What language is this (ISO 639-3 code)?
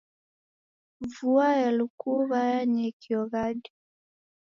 dav